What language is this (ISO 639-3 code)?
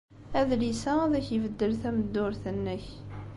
kab